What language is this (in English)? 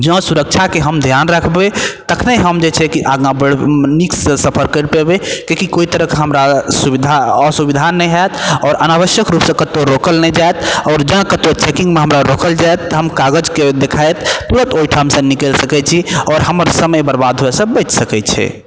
Maithili